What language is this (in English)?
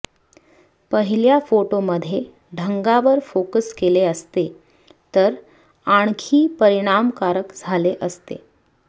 Marathi